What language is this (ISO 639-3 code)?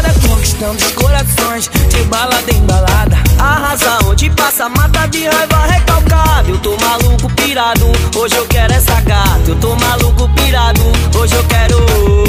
lit